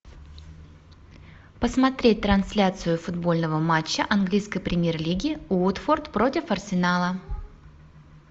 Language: Russian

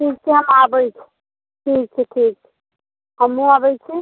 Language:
Maithili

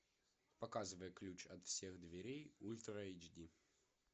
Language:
Russian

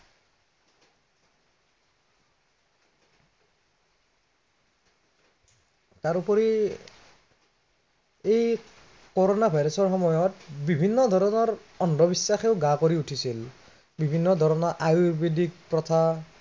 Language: Assamese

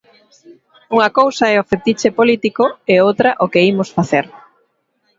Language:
Galician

